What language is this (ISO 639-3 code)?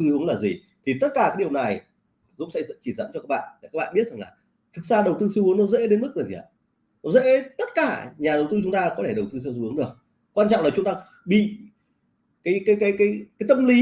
vie